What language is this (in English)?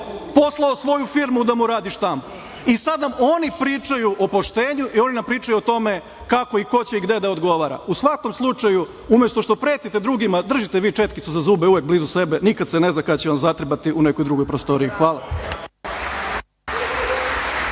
Serbian